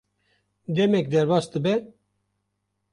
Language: Kurdish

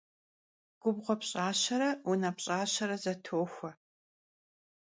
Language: Kabardian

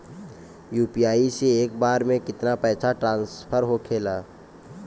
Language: Bhojpuri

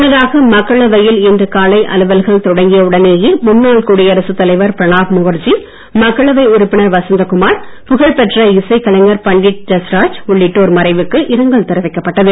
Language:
Tamil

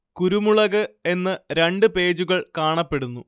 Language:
Malayalam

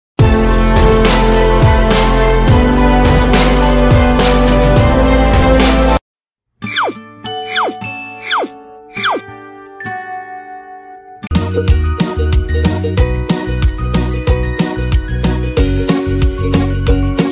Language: Indonesian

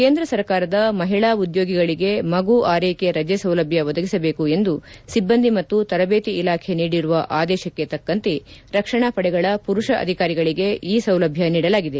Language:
Kannada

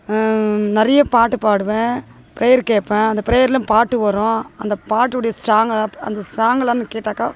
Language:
Tamil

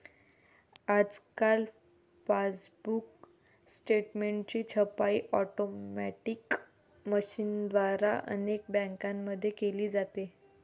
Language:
Marathi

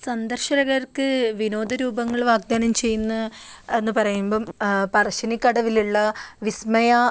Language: Malayalam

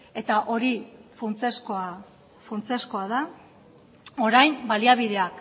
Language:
Basque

